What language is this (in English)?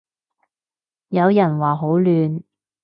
Cantonese